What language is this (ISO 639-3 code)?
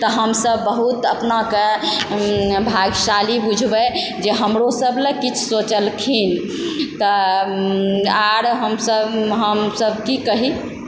mai